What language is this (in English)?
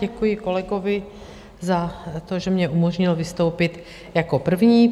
Czech